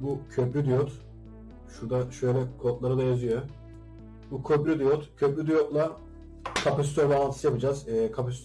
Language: Turkish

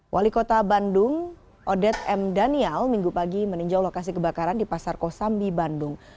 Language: Indonesian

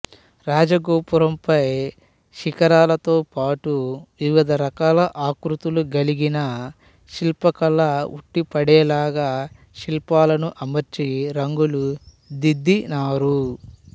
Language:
Telugu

